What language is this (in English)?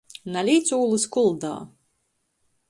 Latgalian